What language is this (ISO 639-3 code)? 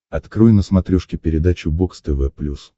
rus